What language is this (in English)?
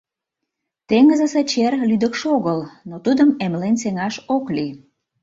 Mari